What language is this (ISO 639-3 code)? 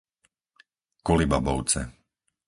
slk